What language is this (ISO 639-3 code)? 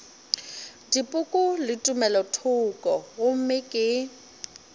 nso